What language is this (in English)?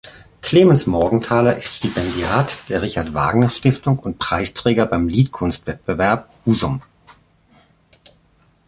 German